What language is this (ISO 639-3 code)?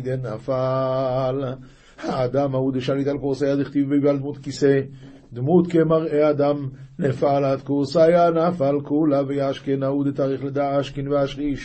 heb